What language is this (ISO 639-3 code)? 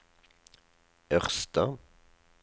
nor